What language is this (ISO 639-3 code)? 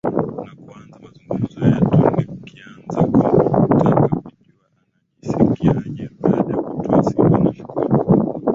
swa